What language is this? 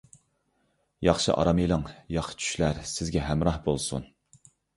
Uyghur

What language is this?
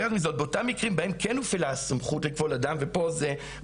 Hebrew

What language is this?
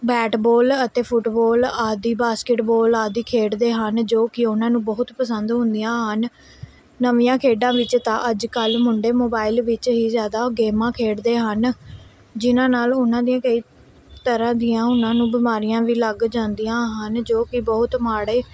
Punjabi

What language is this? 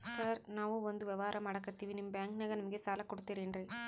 Kannada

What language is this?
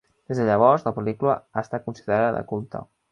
Catalan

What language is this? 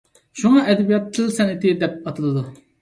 Uyghur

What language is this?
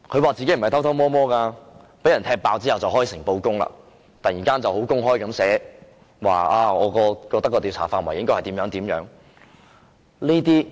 Cantonese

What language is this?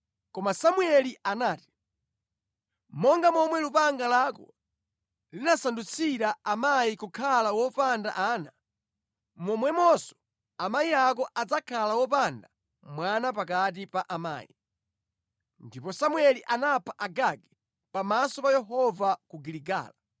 Nyanja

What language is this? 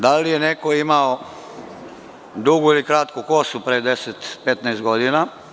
Serbian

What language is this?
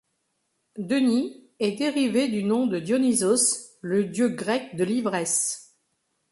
French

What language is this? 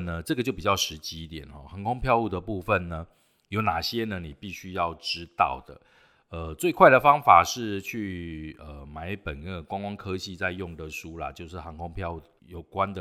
Chinese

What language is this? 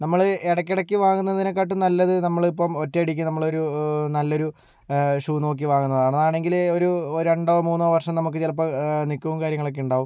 Malayalam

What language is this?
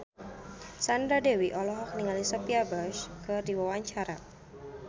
Sundanese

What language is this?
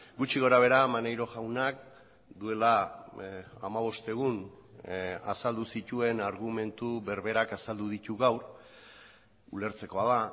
Basque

